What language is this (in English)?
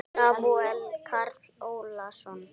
Icelandic